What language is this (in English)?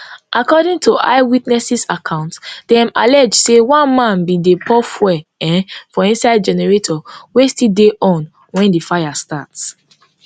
Nigerian Pidgin